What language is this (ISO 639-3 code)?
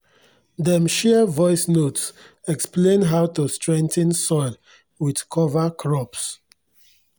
pcm